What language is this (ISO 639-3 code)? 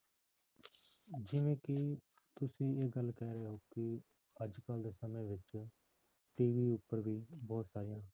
pan